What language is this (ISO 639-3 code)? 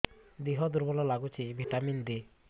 ori